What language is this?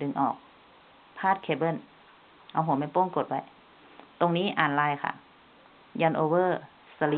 Thai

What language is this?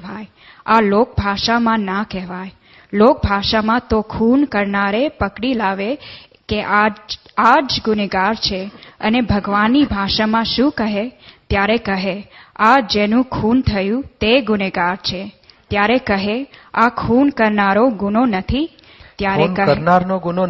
Gujarati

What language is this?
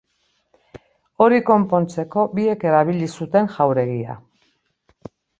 Basque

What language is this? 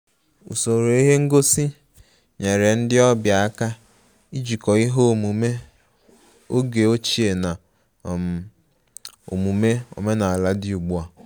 Igbo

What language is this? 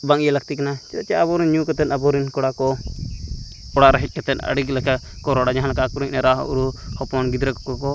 Santali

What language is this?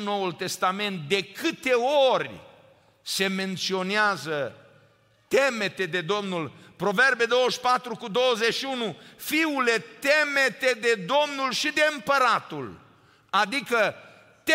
Romanian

